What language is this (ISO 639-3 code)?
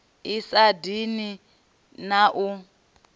ven